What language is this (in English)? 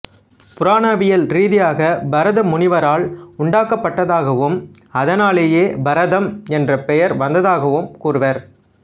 Tamil